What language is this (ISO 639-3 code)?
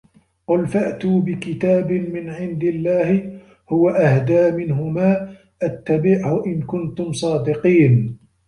ara